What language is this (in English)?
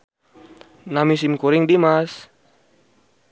Sundanese